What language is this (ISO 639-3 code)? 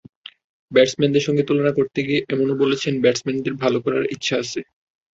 ben